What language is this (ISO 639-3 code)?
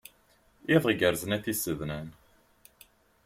kab